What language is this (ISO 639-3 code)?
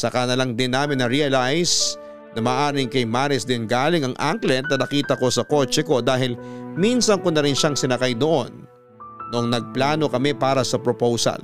fil